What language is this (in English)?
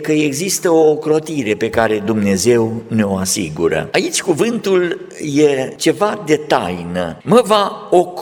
Romanian